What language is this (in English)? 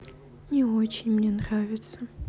Russian